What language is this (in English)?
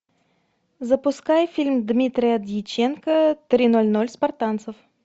Russian